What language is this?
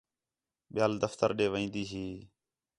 Khetrani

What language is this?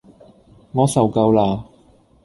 Cantonese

